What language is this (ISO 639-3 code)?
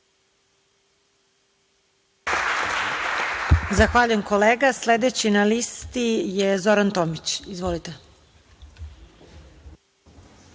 srp